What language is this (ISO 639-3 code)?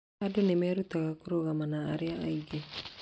kik